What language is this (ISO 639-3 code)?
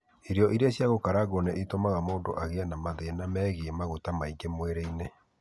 kik